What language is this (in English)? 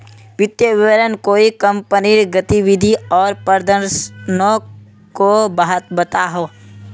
Magahi